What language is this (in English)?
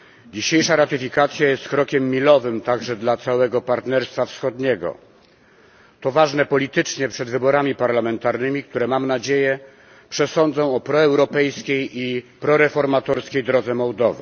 Polish